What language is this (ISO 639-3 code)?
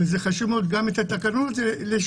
heb